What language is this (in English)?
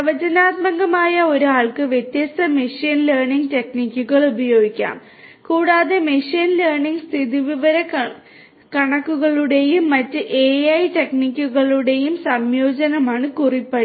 Malayalam